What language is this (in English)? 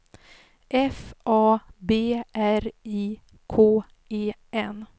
Swedish